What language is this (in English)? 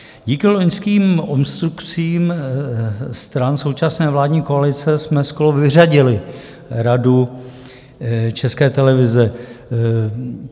Czech